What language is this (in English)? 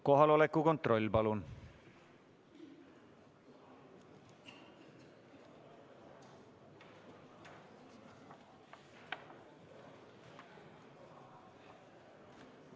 Estonian